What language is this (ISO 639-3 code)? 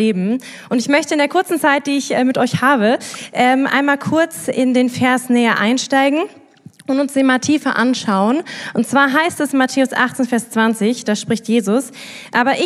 deu